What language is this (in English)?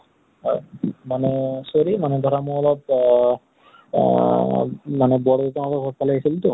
Assamese